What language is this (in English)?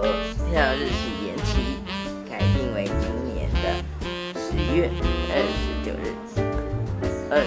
Chinese